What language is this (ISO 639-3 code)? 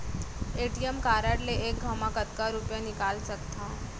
hne